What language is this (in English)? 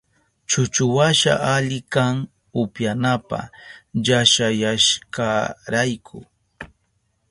Southern Pastaza Quechua